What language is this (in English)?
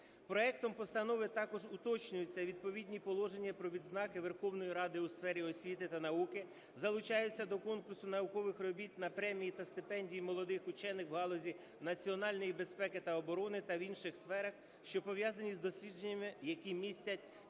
Ukrainian